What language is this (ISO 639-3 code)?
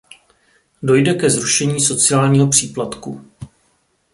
ces